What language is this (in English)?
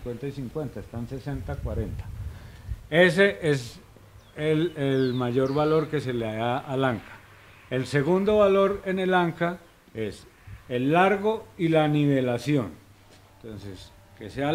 Spanish